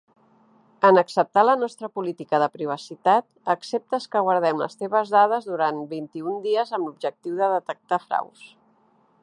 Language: Catalan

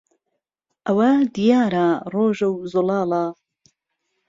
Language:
Central Kurdish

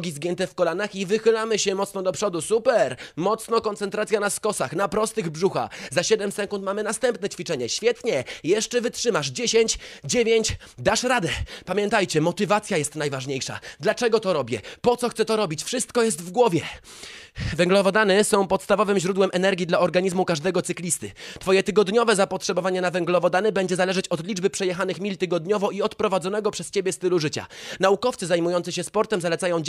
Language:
Polish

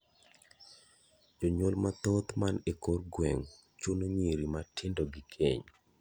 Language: Luo (Kenya and Tanzania)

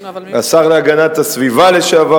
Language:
Hebrew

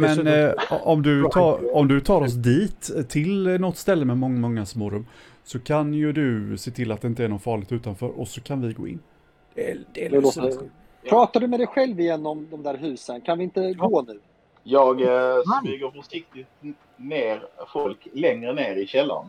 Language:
Swedish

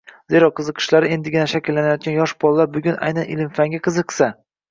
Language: Uzbek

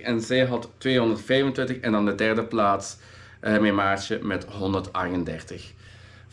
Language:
Dutch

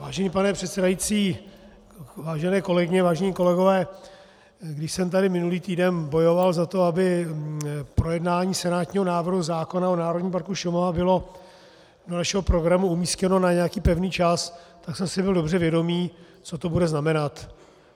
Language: Czech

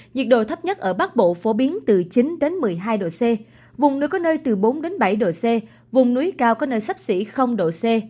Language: Vietnamese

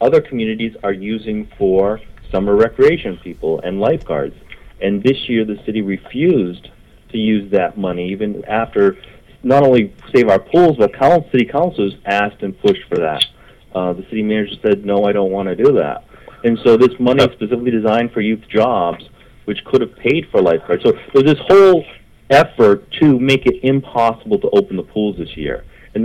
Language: English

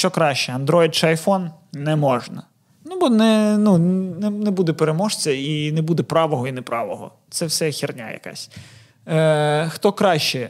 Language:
Ukrainian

